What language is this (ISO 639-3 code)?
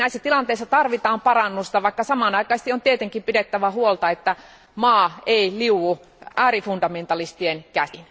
fin